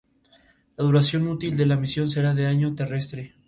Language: Spanish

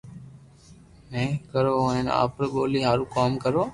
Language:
Loarki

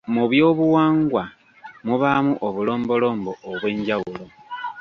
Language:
Ganda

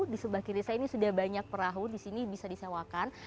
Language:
Indonesian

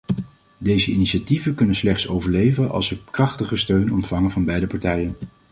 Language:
Dutch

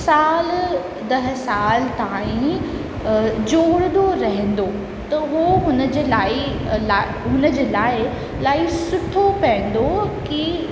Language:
Sindhi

